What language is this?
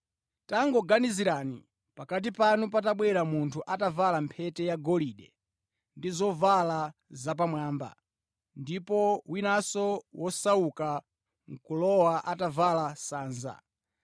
Nyanja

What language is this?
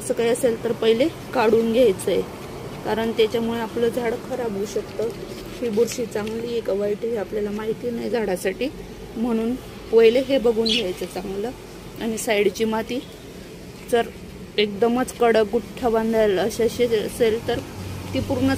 Romanian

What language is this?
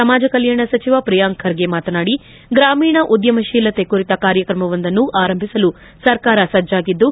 Kannada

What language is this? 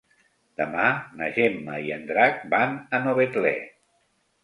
Catalan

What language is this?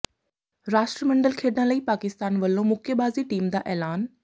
Punjabi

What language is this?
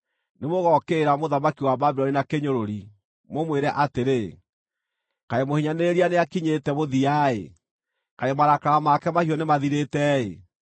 Kikuyu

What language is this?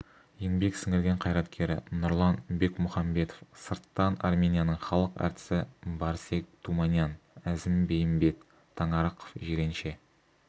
Kazakh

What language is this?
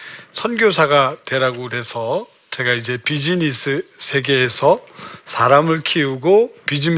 Korean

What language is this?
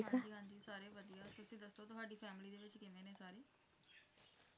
Punjabi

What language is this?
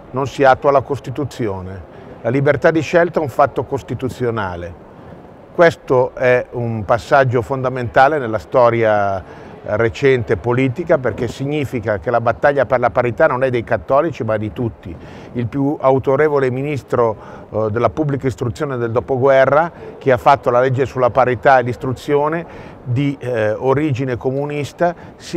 Italian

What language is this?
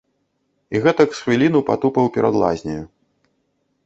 Belarusian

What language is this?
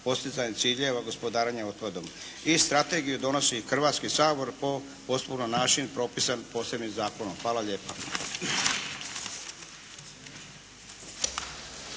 Croatian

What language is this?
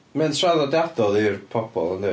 Welsh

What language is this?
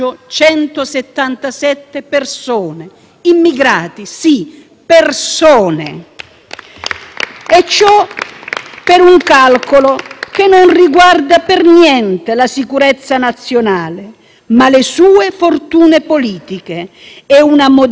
Italian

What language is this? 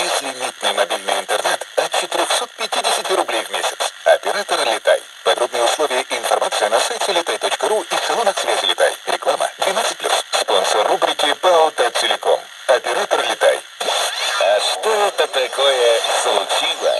Russian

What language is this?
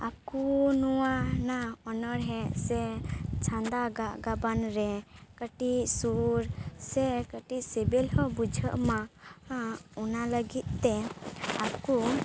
Santali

